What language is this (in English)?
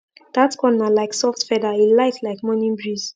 Nigerian Pidgin